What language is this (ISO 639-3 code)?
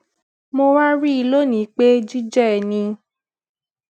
yor